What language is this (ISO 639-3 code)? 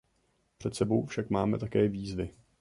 ces